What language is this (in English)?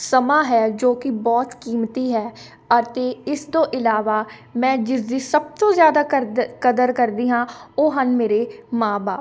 Punjabi